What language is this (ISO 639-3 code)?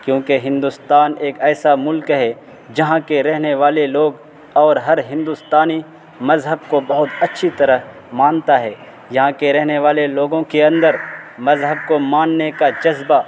urd